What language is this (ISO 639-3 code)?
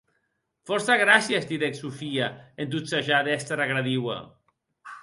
oci